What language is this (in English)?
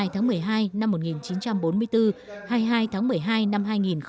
Vietnamese